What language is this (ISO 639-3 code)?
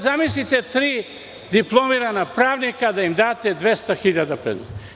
srp